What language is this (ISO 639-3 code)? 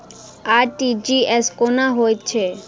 mai